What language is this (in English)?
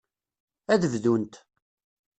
Kabyle